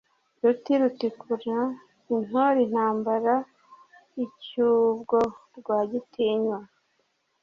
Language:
Kinyarwanda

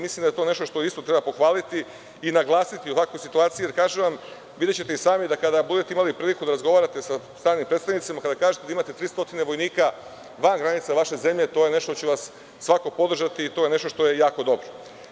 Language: Serbian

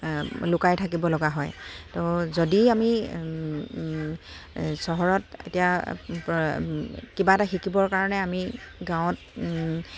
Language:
Assamese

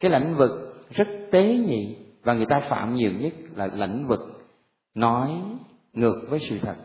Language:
Vietnamese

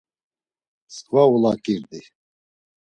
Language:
Laz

